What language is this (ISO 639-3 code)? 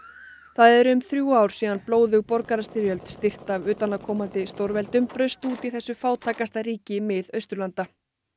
isl